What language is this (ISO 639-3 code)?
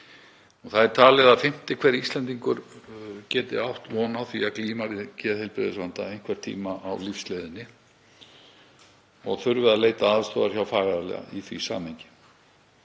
isl